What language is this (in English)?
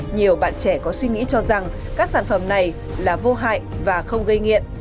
Vietnamese